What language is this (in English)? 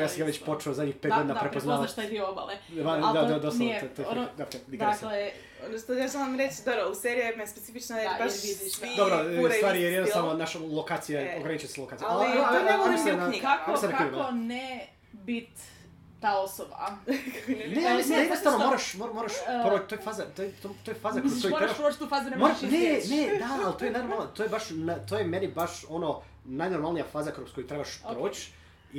Croatian